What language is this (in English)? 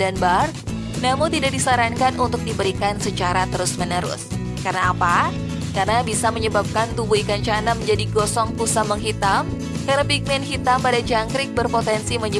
Indonesian